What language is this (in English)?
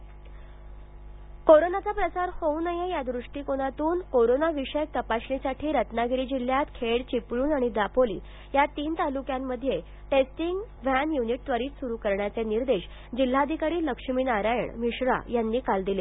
Marathi